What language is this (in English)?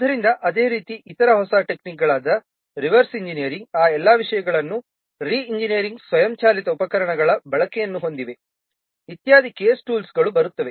Kannada